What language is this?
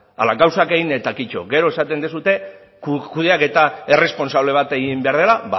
Basque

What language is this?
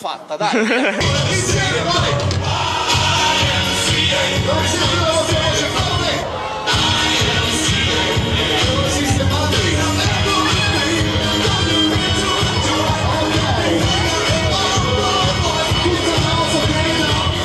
Italian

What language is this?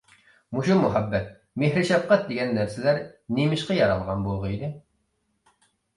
Uyghur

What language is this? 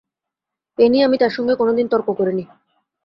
Bangla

